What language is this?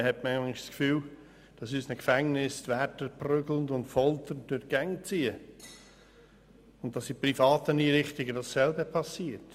Swiss German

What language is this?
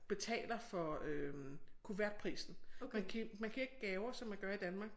Danish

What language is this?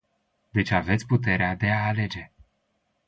Romanian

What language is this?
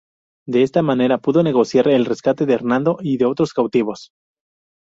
Spanish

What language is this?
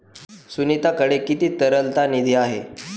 Marathi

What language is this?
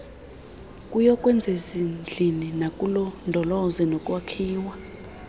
Xhosa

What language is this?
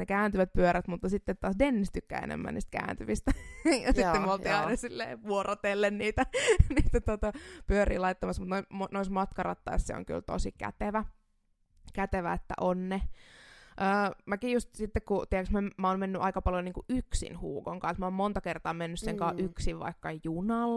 Finnish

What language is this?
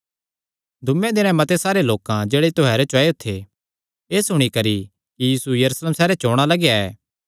Kangri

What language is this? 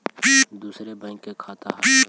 Magahi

